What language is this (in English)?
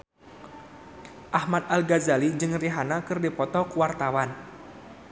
Sundanese